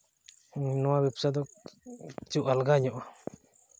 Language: Santali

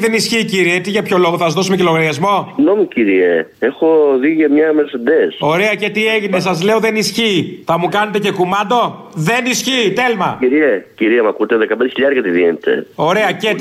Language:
Greek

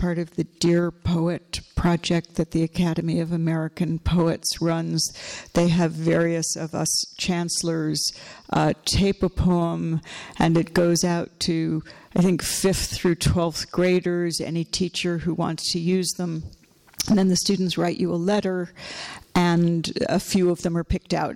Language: English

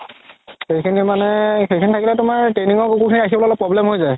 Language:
Assamese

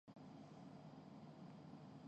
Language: Urdu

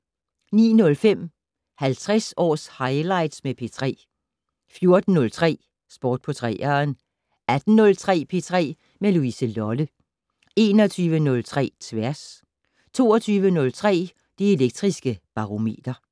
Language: Danish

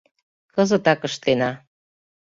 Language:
Mari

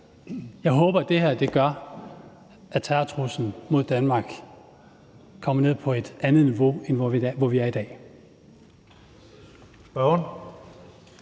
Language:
Danish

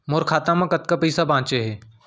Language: Chhattisgarhi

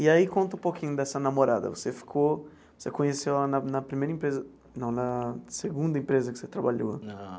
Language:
Portuguese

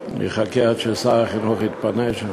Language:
Hebrew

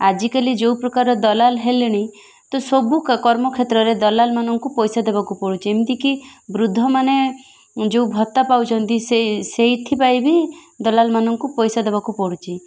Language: Odia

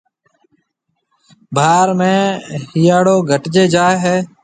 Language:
Marwari (Pakistan)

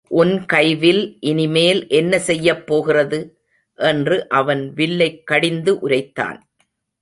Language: Tamil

